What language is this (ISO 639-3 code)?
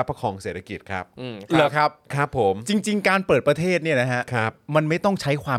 tha